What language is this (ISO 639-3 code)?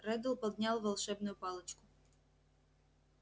rus